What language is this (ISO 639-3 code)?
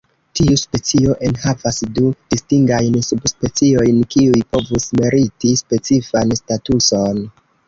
epo